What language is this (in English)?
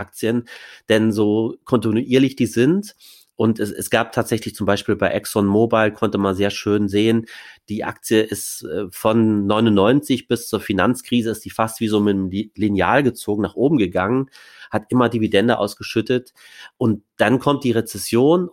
German